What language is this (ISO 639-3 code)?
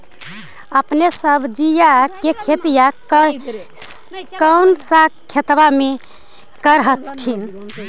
mag